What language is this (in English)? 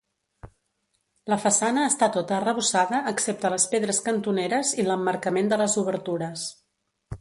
Catalan